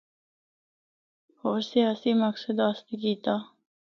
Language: Northern Hindko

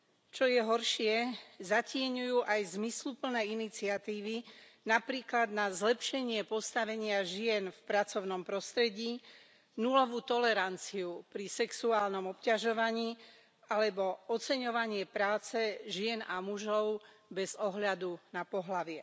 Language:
Slovak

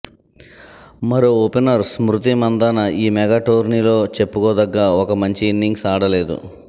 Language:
Telugu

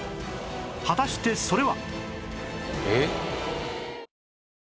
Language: Japanese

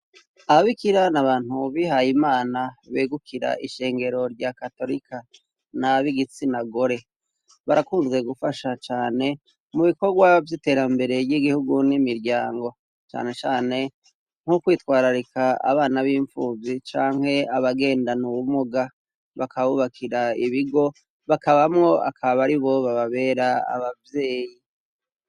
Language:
Rundi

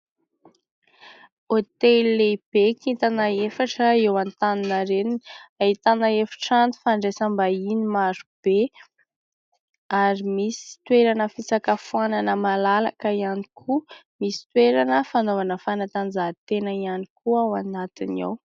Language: Malagasy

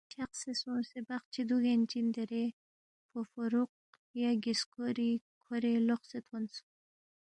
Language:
Balti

